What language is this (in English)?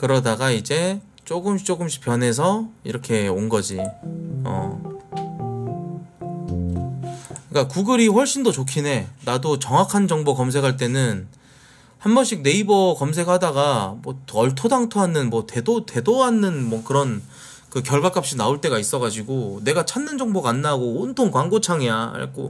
Korean